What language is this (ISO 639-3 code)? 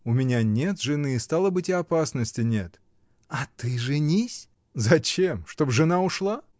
rus